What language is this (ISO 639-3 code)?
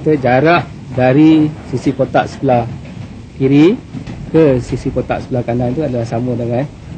msa